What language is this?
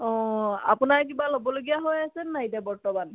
Assamese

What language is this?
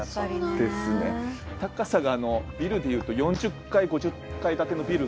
Japanese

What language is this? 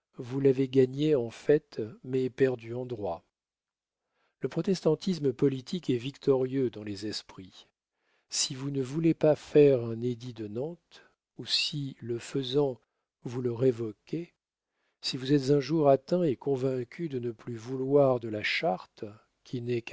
French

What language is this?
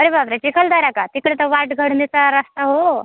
Marathi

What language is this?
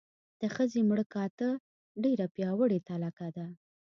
Pashto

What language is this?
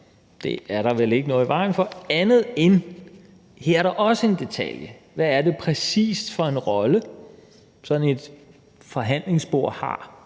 Danish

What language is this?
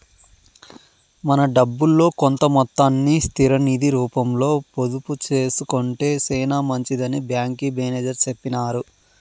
Telugu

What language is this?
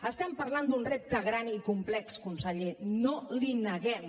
Catalan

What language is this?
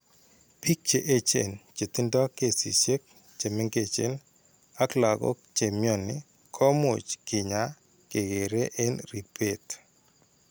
Kalenjin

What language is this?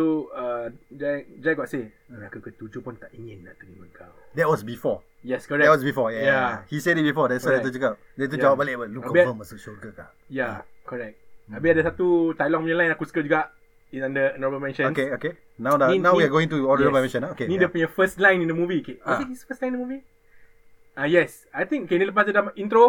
Malay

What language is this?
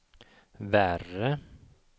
Swedish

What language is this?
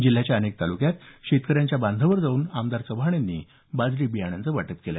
Marathi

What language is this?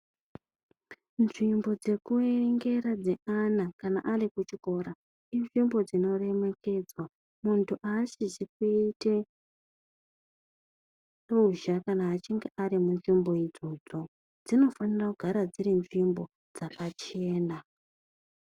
Ndau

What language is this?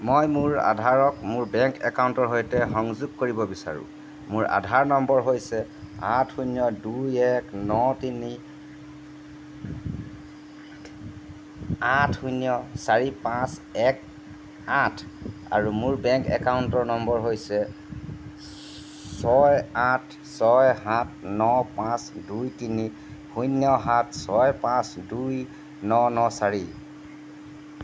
Assamese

